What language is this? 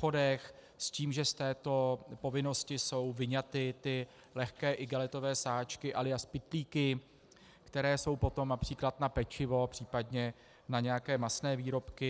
Czech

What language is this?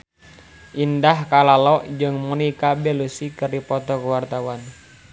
Sundanese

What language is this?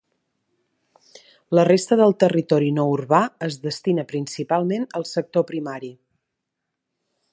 Catalan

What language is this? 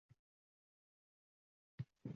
Uzbek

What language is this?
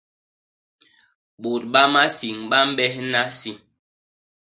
Basaa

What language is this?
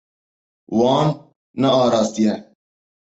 Kurdish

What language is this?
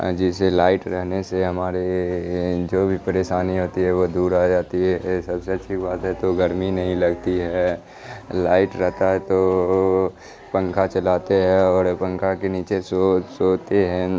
Urdu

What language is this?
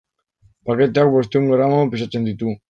Basque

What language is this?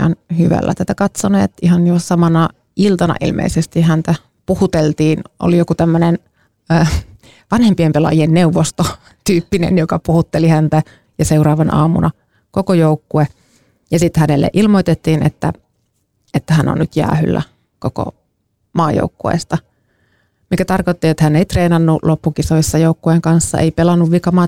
Finnish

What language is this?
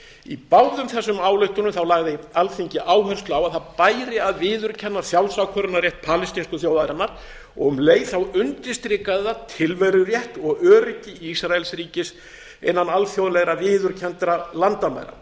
Icelandic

